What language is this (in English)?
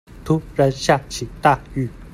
Chinese